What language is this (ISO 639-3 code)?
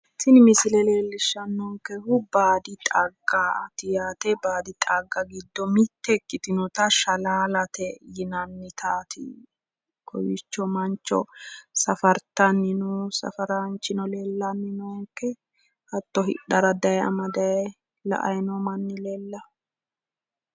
sid